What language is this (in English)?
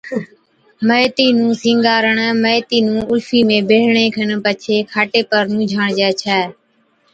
Od